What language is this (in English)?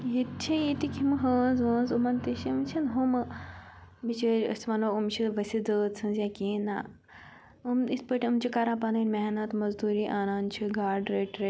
Kashmiri